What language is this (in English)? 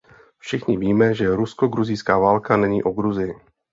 Czech